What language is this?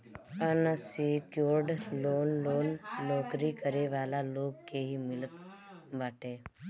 Bhojpuri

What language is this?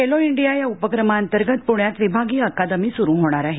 Marathi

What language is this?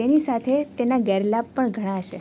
Gujarati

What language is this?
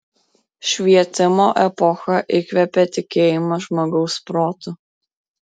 Lithuanian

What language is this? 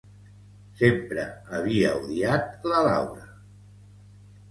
Catalan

